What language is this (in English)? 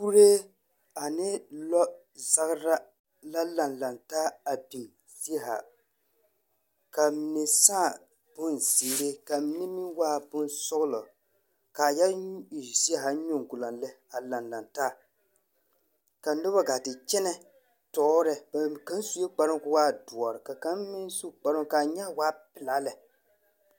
Southern Dagaare